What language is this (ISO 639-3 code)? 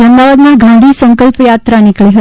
guj